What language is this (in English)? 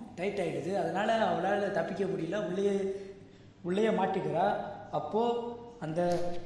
Tamil